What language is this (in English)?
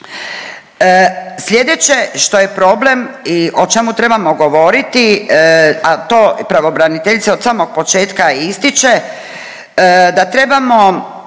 Croatian